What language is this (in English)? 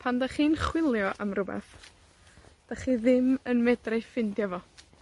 Welsh